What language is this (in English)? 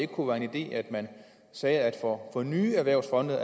Danish